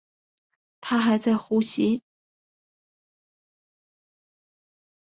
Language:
Chinese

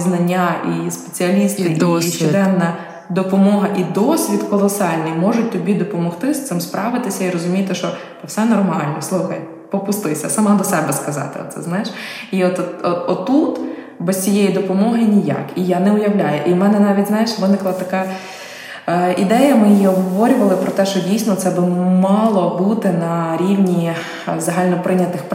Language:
Ukrainian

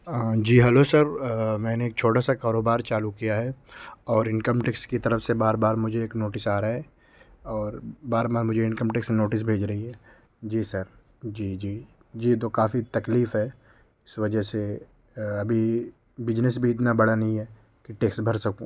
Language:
Urdu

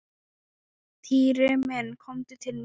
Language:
Icelandic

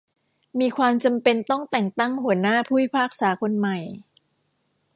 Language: Thai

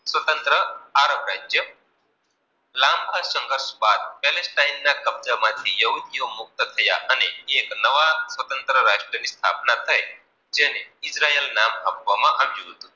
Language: Gujarati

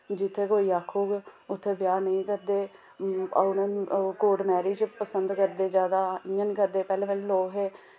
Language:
Dogri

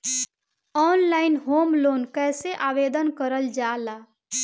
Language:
Bhojpuri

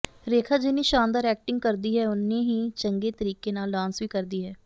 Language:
Punjabi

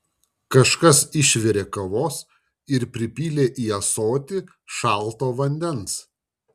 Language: Lithuanian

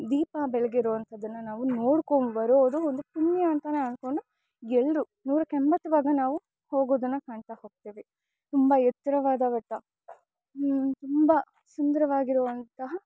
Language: Kannada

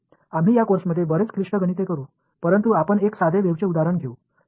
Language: Marathi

